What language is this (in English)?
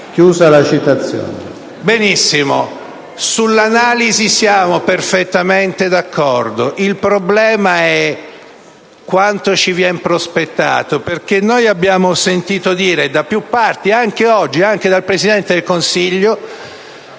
Italian